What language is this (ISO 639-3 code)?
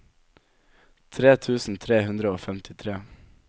nor